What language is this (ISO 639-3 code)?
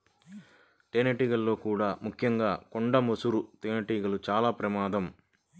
tel